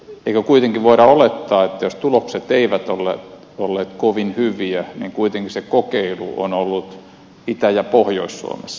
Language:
Finnish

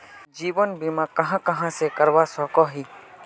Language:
Magahi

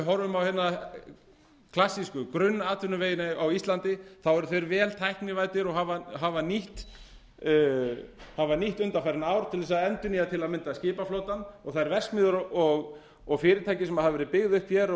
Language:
Icelandic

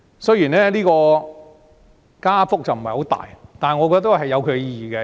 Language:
Cantonese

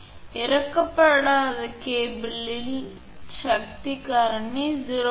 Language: Tamil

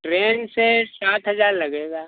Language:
Hindi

